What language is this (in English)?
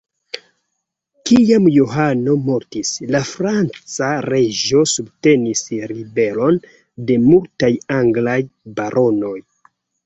Esperanto